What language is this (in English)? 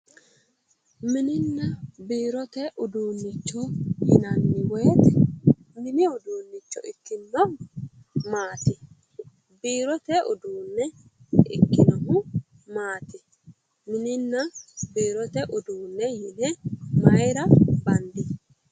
Sidamo